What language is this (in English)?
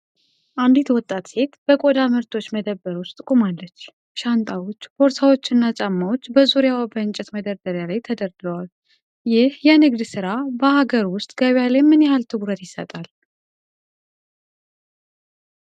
Amharic